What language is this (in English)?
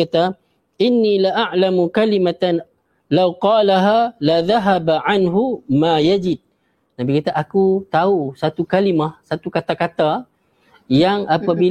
Malay